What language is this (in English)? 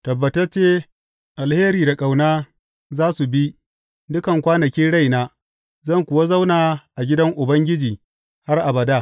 Hausa